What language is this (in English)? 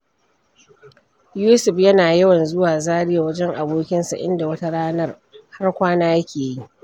Hausa